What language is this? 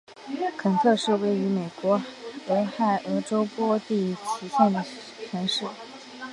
Chinese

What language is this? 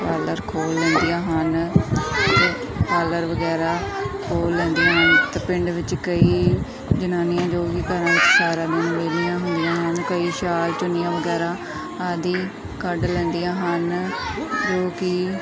Punjabi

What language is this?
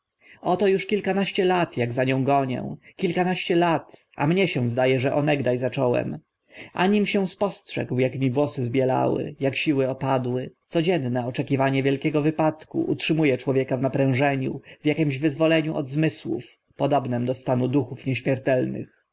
Polish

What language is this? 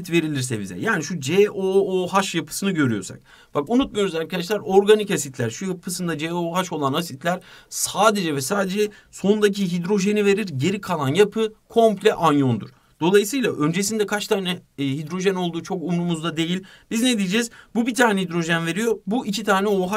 Turkish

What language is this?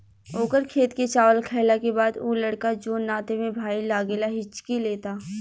Bhojpuri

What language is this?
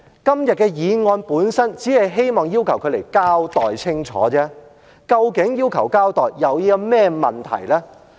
Cantonese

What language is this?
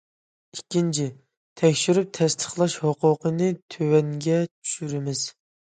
Uyghur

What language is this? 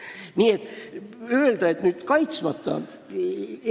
Estonian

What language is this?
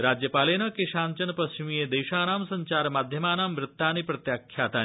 Sanskrit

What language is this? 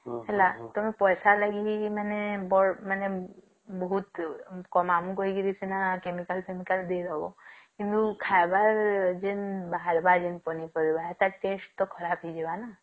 Odia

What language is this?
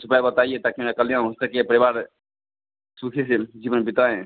Hindi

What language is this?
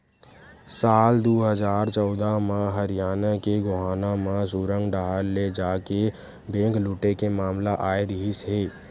Chhattisgarhi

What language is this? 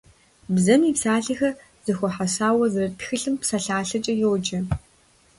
Kabardian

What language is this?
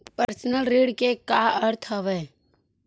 Chhattisgarhi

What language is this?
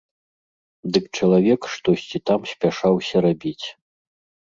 Belarusian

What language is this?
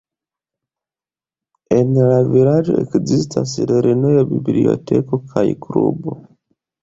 Esperanto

